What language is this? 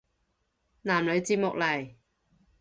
Cantonese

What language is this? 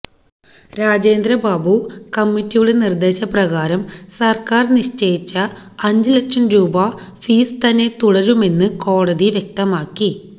Malayalam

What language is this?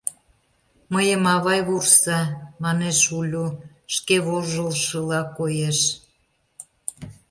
Mari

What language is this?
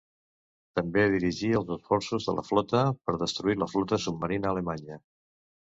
Catalan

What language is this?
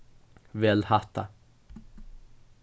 Faroese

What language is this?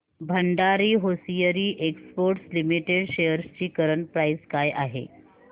Marathi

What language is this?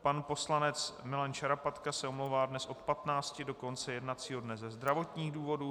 Czech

